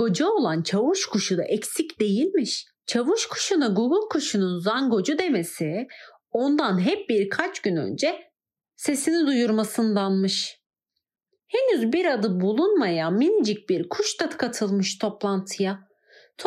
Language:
Turkish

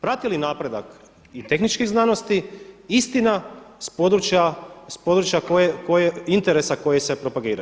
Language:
Croatian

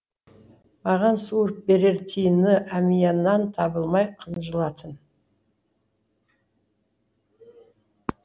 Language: Kazakh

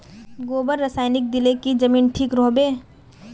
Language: Magahi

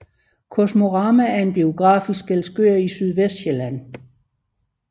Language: Danish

